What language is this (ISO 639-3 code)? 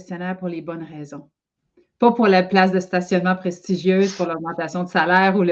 fra